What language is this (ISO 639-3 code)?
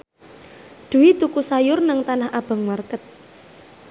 jav